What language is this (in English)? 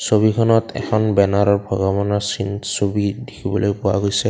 Assamese